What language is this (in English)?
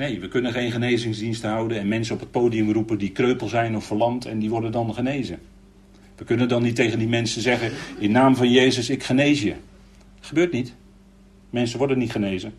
Dutch